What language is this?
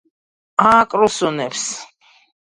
Georgian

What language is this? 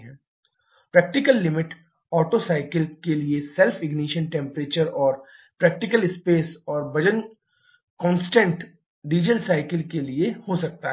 Hindi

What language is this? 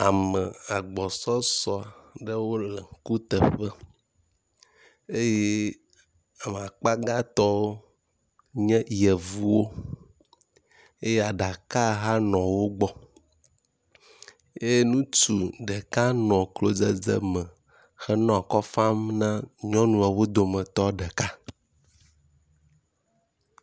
Ewe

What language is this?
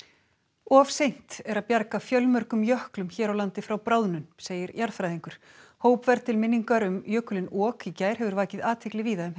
Icelandic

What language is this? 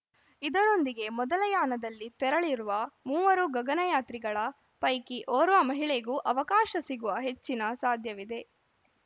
Kannada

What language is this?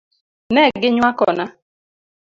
Luo (Kenya and Tanzania)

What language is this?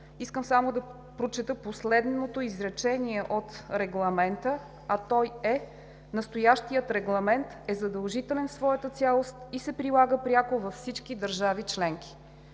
Bulgarian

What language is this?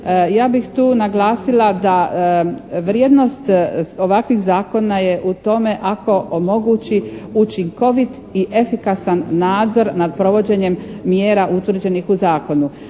Croatian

